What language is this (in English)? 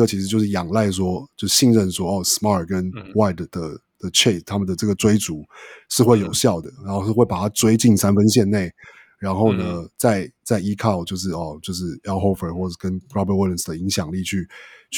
Chinese